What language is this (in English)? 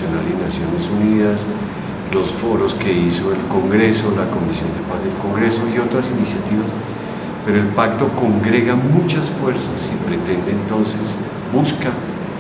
Spanish